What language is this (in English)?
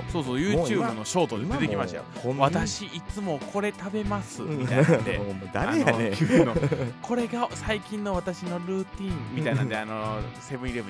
Japanese